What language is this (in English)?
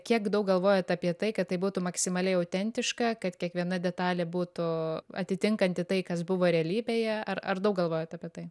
Lithuanian